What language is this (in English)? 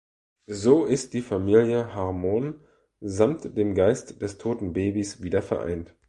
German